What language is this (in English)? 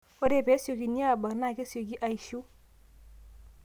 Masai